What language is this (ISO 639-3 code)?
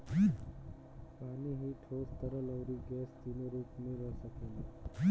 bho